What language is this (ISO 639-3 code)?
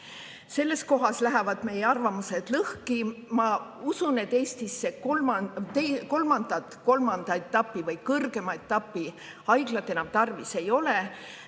est